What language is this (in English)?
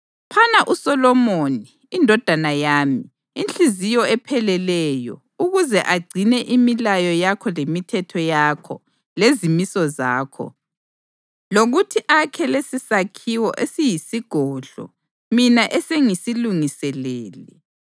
North Ndebele